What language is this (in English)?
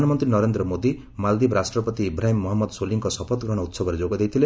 Odia